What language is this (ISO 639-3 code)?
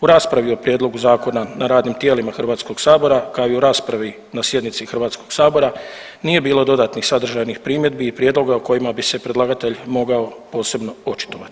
hrv